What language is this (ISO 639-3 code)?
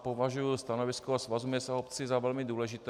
ces